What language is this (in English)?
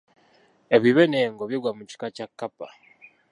Ganda